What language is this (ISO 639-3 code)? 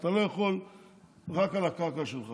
heb